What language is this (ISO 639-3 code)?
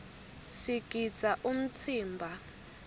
ssw